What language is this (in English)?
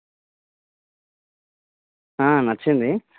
Telugu